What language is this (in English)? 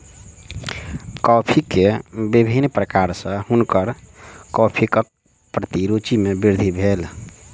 Maithili